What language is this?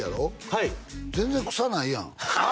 Japanese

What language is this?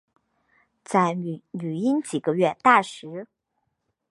Chinese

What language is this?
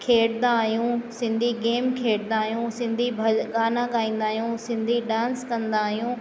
Sindhi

